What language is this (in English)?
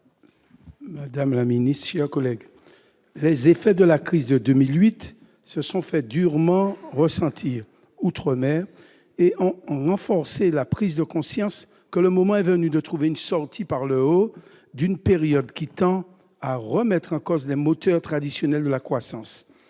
French